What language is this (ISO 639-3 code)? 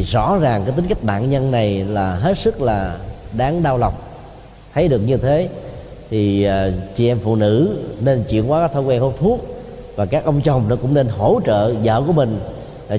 vie